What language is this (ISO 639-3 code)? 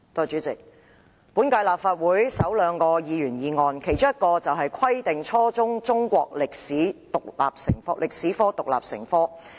yue